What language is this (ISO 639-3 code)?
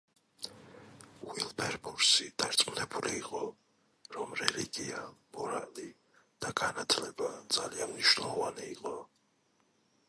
kat